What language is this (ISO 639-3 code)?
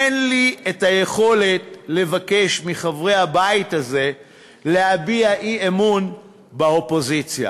heb